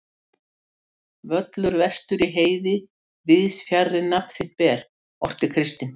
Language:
Icelandic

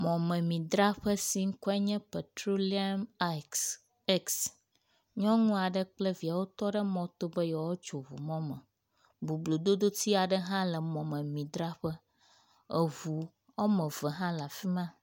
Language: Ewe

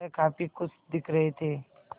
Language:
Hindi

